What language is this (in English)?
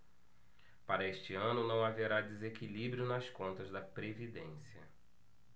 Portuguese